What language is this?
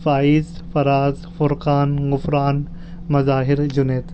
Urdu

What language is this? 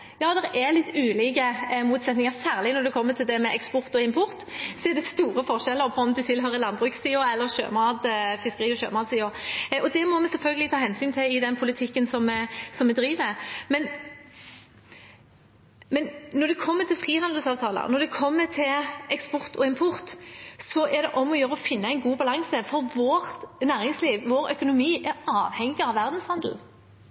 Norwegian Bokmål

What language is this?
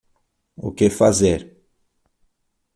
Portuguese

